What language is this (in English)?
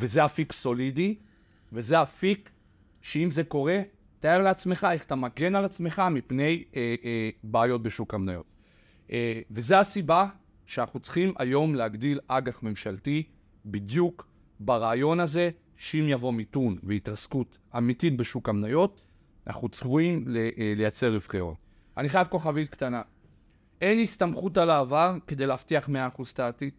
Hebrew